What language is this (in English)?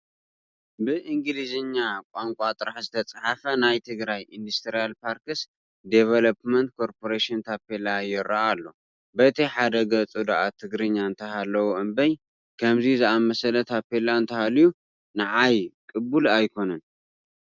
Tigrinya